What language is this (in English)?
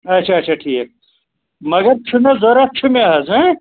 Kashmiri